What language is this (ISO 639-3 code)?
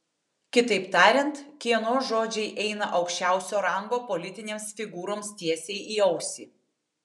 lit